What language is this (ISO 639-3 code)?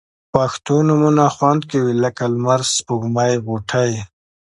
pus